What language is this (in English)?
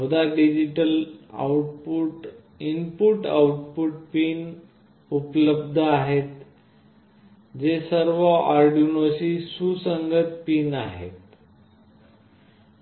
Marathi